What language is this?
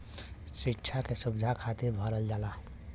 Bhojpuri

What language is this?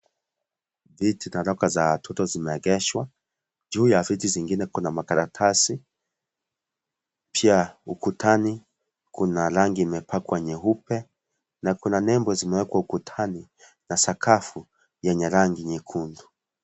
Swahili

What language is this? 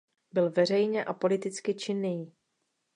Czech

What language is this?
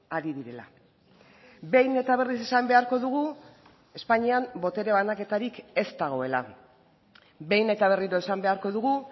Basque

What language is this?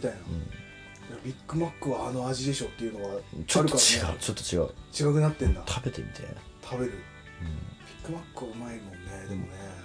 Japanese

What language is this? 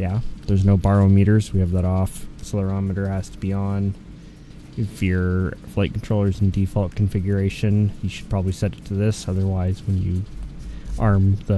English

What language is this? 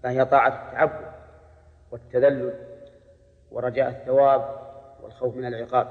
Arabic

